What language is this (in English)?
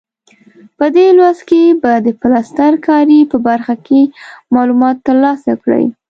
Pashto